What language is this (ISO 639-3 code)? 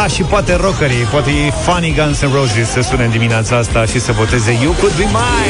ron